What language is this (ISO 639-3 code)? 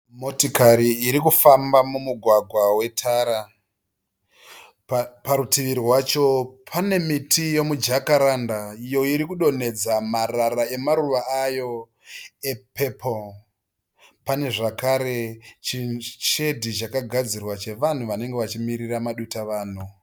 sna